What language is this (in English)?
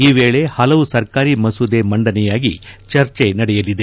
Kannada